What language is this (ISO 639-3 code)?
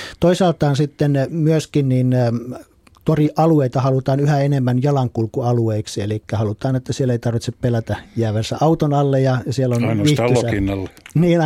fin